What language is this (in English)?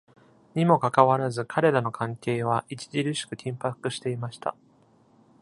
Japanese